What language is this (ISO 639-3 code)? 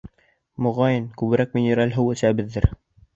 bak